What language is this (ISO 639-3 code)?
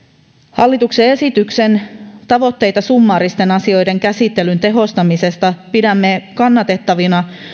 fin